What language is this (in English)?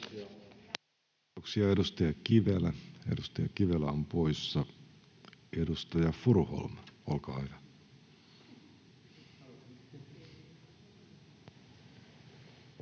Finnish